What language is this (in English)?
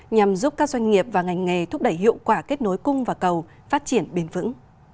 Vietnamese